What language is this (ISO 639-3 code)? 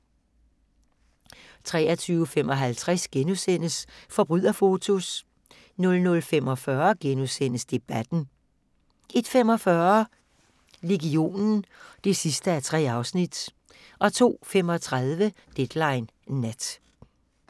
dan